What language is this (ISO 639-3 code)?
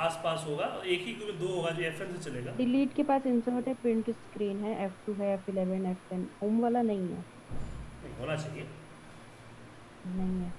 hin